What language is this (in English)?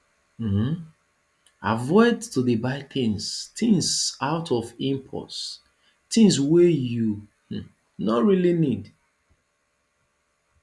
Nigerian Pidgin